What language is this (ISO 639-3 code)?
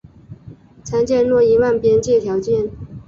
zho